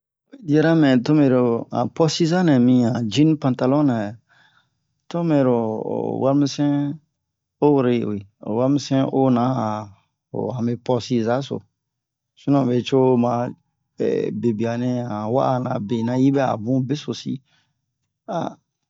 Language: Bomu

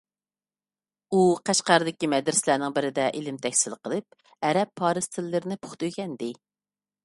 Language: Uyghur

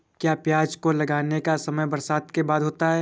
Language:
Hindi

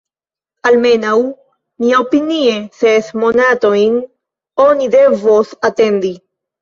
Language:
Esperanto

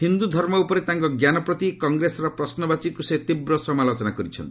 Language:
Odia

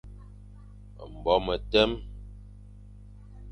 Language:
Fang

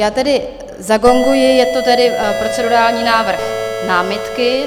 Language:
Czech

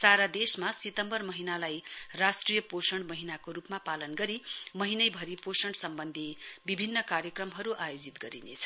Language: Nepali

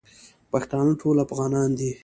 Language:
Pashto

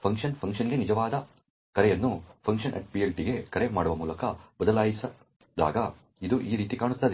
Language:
Kannada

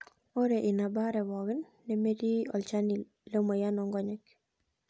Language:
Masai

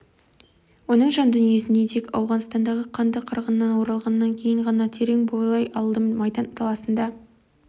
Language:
Kazakh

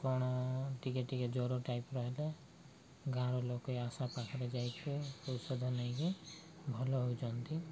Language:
Odia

